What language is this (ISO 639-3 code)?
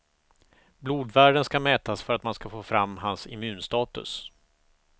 swe